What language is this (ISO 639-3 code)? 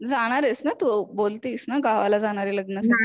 mar